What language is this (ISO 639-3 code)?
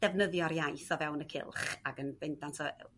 cym